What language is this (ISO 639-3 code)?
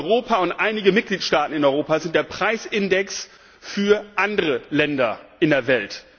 deu